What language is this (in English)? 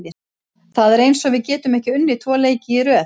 Icelandic